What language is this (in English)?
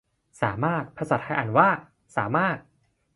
Thai